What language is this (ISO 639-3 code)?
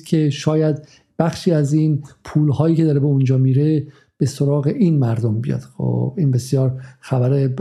fas